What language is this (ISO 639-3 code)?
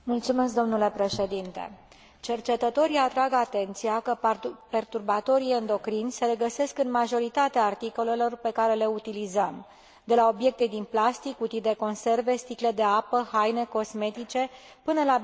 ron